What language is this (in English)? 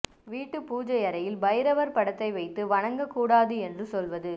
Tamil